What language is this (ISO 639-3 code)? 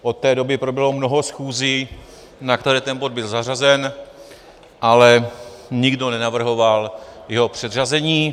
ces